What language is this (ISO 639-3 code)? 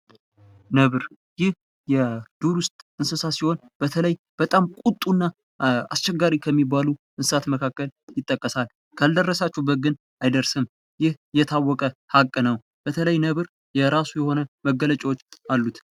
amh